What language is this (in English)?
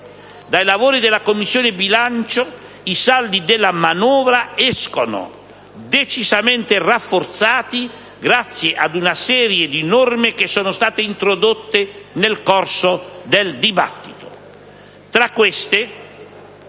Italian